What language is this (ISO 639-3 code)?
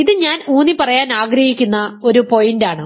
mal